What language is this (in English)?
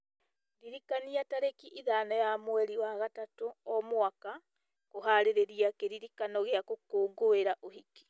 Kikuyu